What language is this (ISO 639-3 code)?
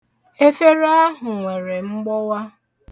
ibo